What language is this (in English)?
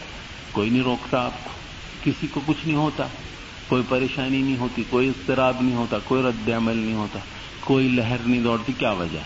Urdu